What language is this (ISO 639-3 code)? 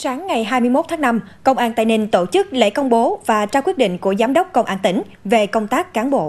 vie